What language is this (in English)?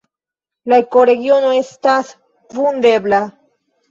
Esperanto